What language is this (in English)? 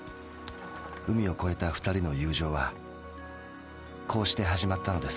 Japanese